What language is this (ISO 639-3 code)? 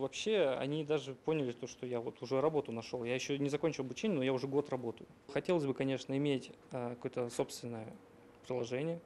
rus